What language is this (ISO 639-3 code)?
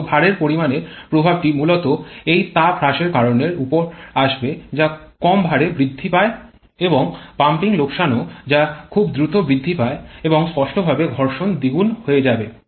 ben